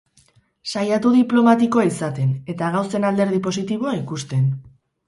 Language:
Basque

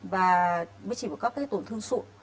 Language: Vietnamese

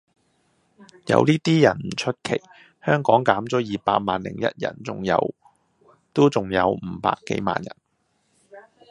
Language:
Cantonese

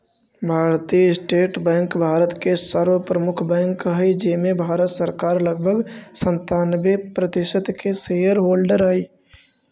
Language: Magahi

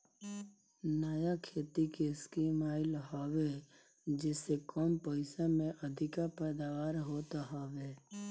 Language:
Bhojpuri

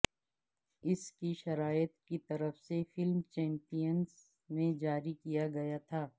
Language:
Urdu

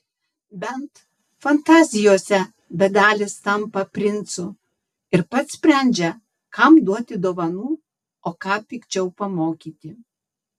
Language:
Lithuanian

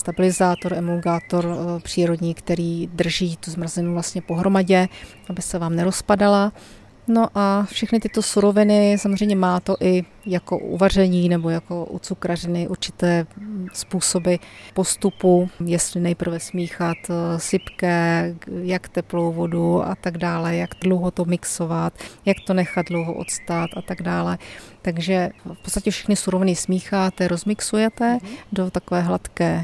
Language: Czech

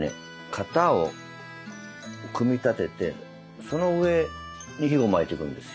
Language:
Japanese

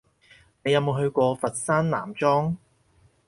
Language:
Cantonese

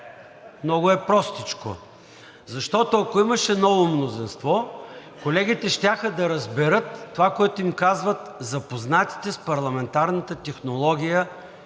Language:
Bulgarian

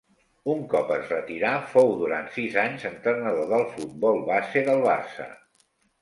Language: Catalan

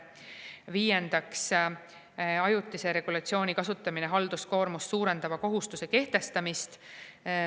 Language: Estonian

